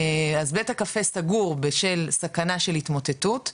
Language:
Hebrew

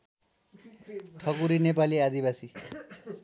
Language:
Nepali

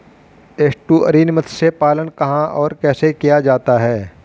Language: Hindi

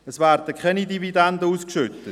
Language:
Swiss German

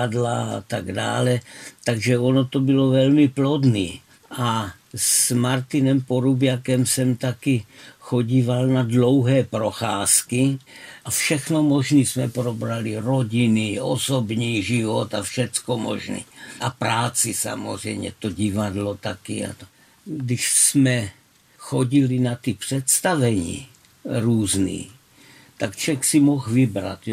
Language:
Czech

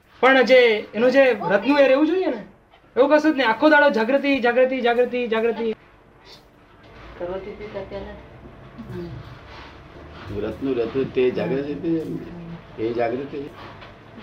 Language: Gujarati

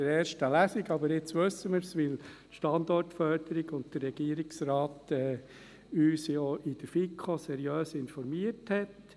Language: Swiss German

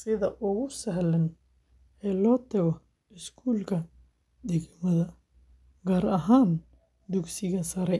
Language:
Somali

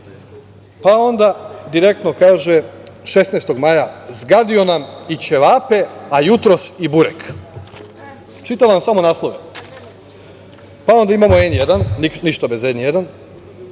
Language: Serbian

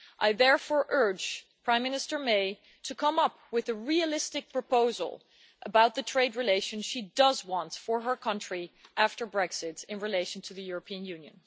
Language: English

